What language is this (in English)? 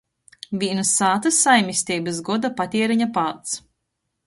Latgalian